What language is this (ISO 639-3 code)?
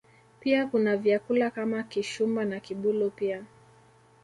swa